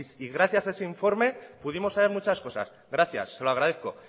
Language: Spanish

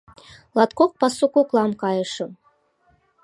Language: Mari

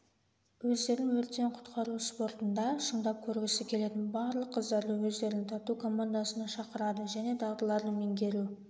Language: Kazakh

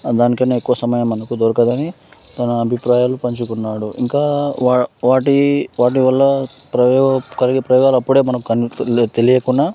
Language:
Telugu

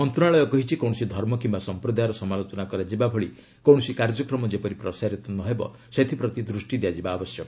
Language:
Odia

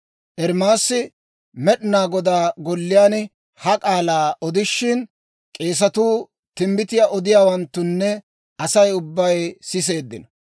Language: Dawro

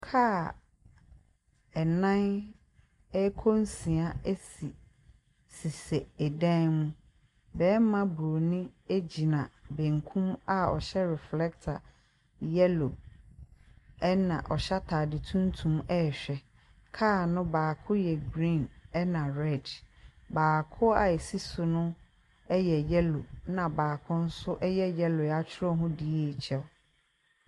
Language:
Akan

